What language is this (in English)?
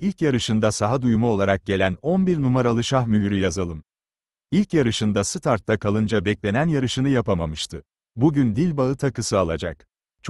Turkish